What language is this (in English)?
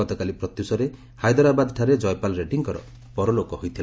Odia